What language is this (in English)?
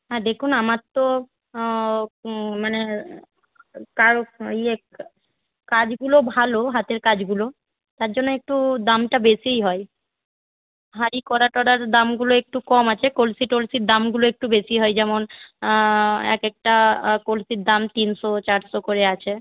Bangla